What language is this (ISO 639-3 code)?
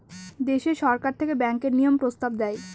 ben